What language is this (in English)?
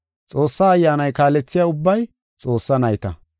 Gofa